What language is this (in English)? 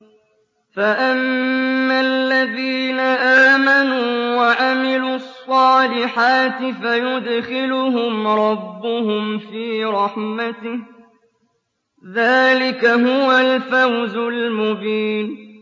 Arabic